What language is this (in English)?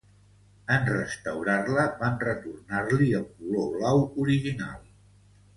Catalan